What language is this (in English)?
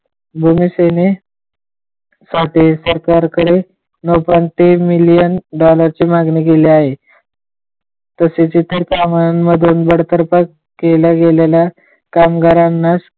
Marathi